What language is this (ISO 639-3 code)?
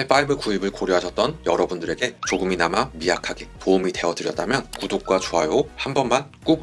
kor